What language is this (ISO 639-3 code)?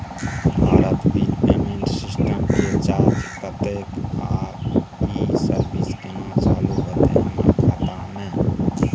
mai